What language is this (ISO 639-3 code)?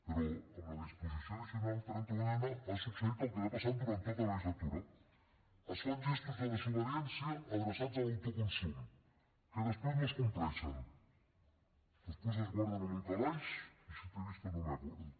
cat